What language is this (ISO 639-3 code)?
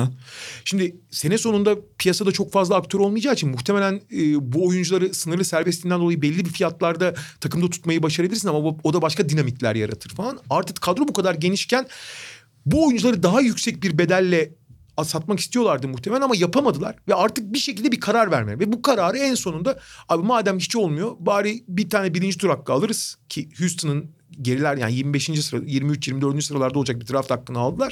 tur